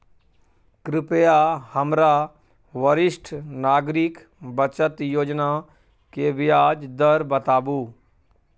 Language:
Maithili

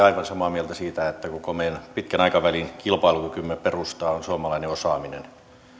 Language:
Finnish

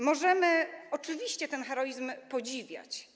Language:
Polish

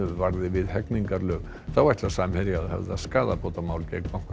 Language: Icelandic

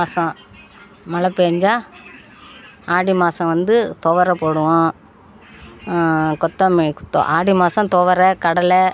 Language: Tamil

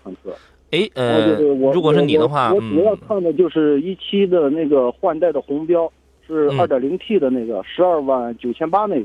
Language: Chinese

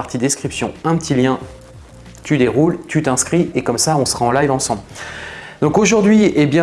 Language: French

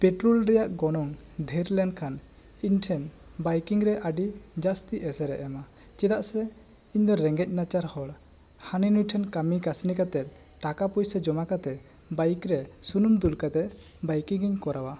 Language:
Santali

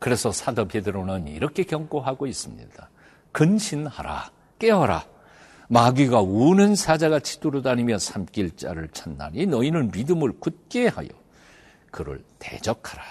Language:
Korean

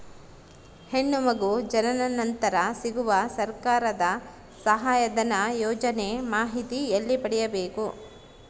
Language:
Kannada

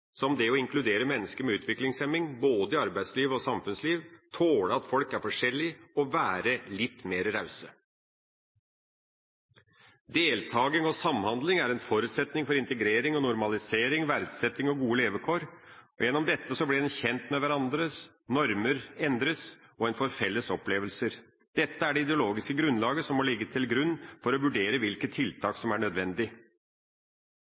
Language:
Norwegian Bokmål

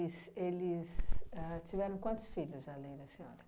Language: Portuguese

